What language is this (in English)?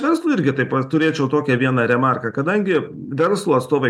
Lithuanian